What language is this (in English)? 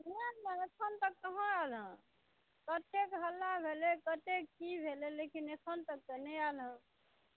Maithili